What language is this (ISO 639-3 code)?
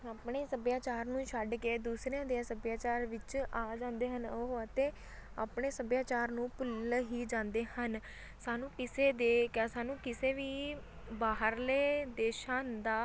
pan